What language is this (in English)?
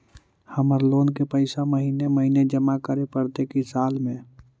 Magahi